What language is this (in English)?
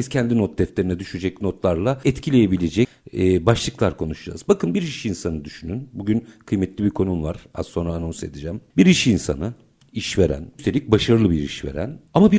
Turkish